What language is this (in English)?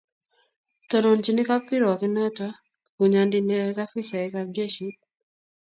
Kalenjin